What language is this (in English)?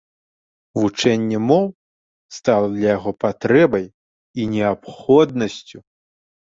Belarusian